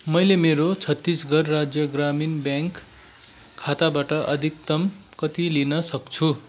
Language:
Nepali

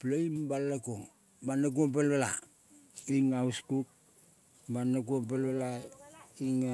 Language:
Kol (Papua New Guinea)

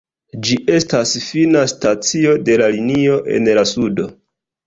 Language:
Esperanto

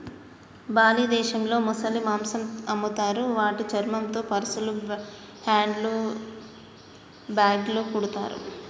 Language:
Telugu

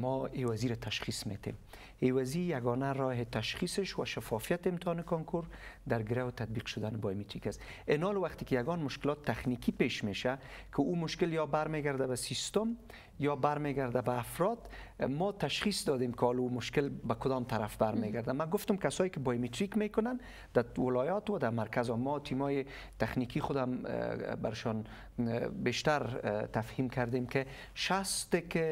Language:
Persian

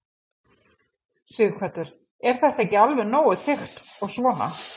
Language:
Icelandic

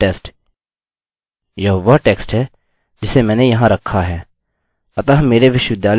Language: Hindi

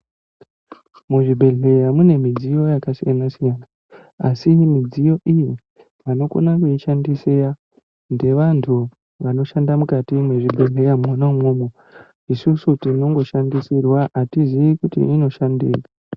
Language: Ndau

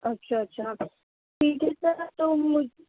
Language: Urdu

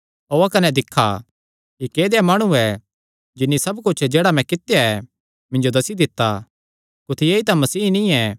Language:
Kangri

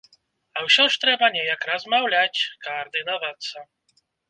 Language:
Belarusian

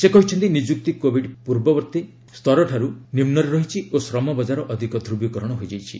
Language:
Odia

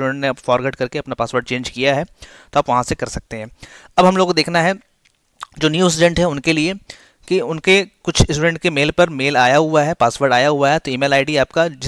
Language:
Hindi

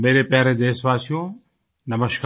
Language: Hindi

